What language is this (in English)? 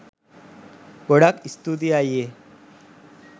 Sinhala